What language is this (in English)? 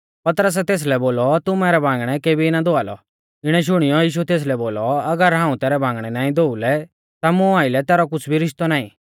Mahasu Pahari